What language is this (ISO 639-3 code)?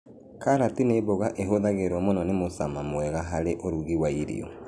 kik